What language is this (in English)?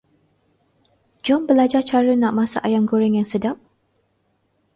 Malay